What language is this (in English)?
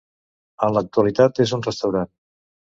Catalan